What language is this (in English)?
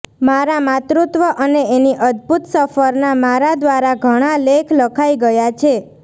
Gujarati